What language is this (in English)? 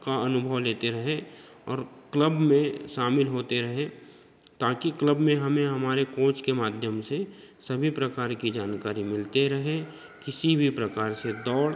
Hindi